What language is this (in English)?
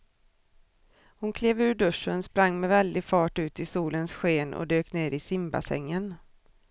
Swedish